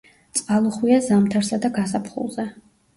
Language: Georgian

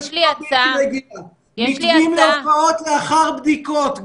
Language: Hebrew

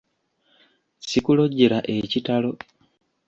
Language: Ganda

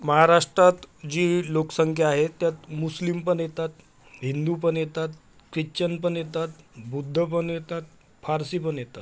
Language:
Marathi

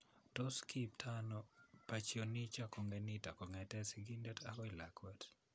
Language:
Kalenjin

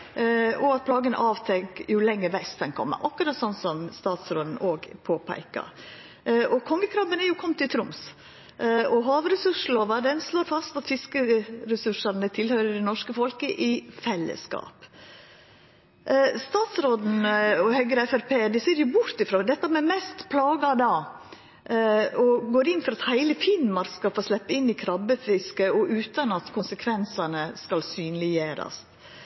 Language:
Norwegian Nynorsk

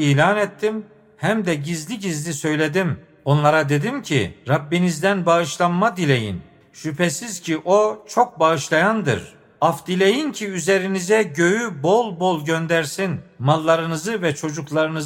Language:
Turkish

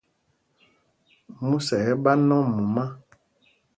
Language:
Mpumpong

